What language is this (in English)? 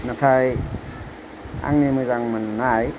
Bodo